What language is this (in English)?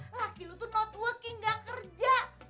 Indonesian